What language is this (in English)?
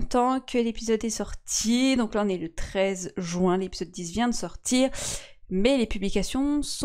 French